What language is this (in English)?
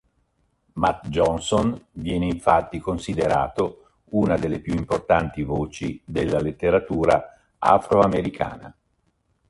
Italian